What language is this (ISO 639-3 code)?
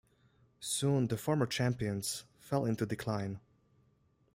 eng